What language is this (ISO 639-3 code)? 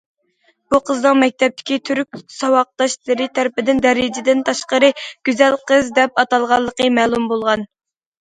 uig